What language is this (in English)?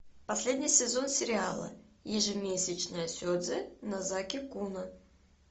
Russian